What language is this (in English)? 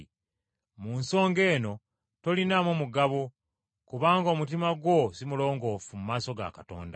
Ganda